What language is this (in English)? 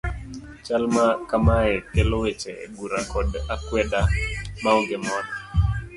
Luo (Kenya and Tanzania)